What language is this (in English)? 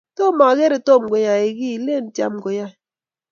Kalenjin